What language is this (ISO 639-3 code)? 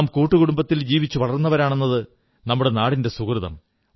mal